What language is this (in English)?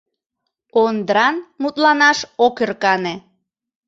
Mari